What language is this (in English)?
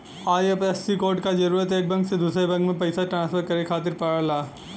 Bhojpuri